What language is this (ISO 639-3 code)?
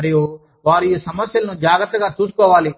tel